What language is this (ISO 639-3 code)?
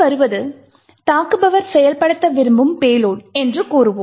tam